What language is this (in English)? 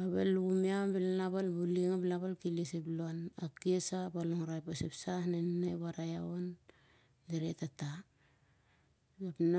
Siar-Lak